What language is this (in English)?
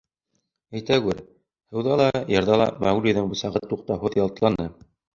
Bashkir